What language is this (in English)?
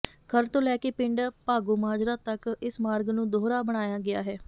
Punjabi